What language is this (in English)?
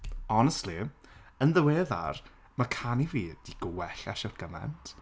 Welsh